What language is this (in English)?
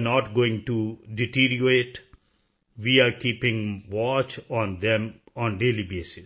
Punjabi